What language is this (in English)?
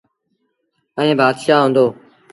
Sindhi Bhil